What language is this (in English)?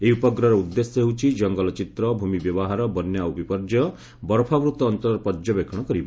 Odia